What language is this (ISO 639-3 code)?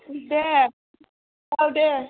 brx